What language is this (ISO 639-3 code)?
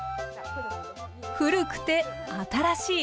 jpn